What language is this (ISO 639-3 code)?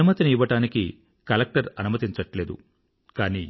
tel